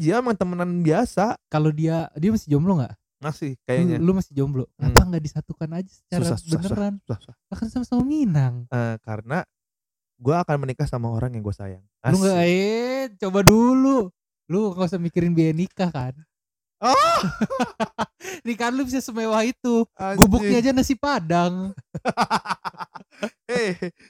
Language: Indonesian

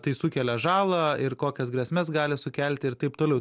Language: Lithuanian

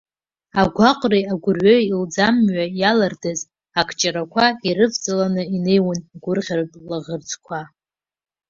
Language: Abkhazian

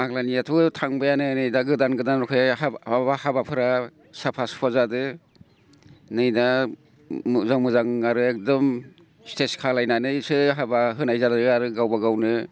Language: Bodo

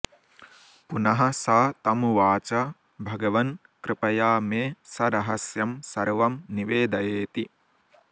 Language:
Sanskrit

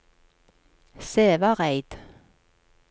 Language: Norwegian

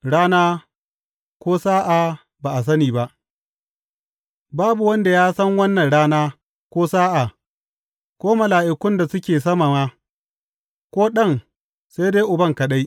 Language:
Hausa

